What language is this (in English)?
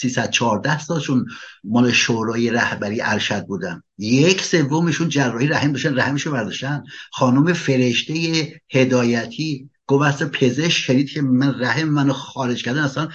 Persian